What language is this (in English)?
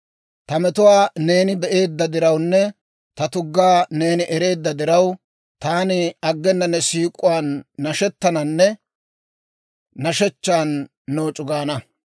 Dawro